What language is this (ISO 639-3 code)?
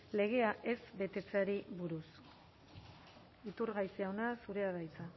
eus